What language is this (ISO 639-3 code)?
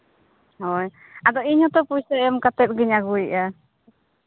sat